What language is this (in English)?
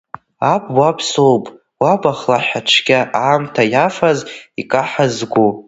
Abkhazian